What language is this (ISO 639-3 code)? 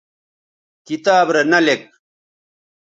btv